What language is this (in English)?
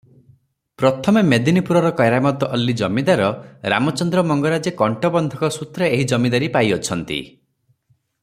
Odia